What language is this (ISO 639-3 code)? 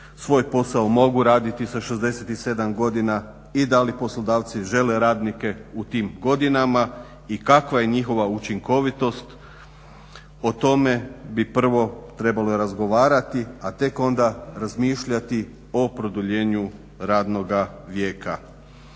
hrv